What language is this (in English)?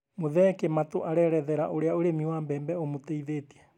Kikuyu